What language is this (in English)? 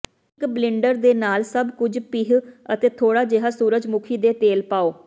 Punjabi